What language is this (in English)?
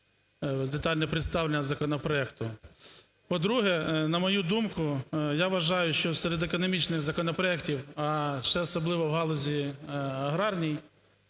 Ukrainian